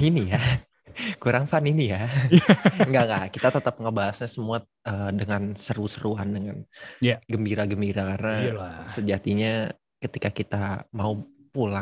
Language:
Indonesian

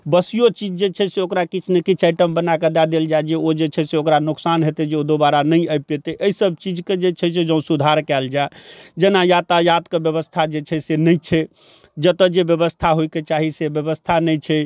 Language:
Maithili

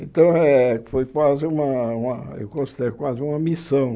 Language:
Portuguese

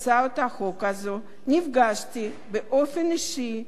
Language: Hebrew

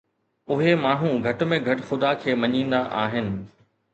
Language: Sindhi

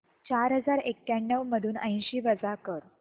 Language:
Marathi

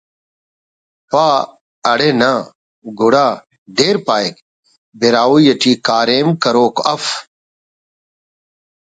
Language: Brahui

